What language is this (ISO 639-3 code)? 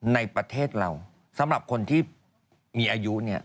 tha